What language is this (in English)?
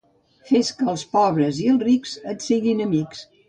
Catalan